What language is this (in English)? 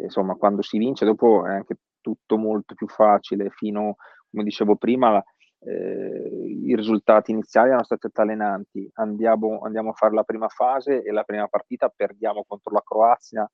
Italian